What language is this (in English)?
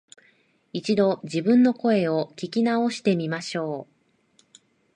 Japanese